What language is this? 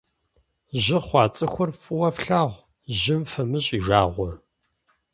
Kabardian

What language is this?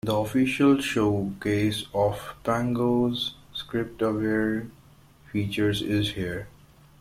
English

